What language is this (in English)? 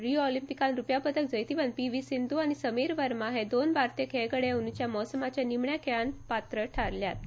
Konkani